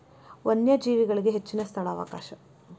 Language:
Kannada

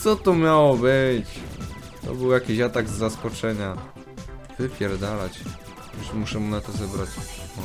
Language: Polish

